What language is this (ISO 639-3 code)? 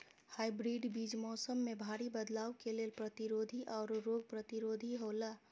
mai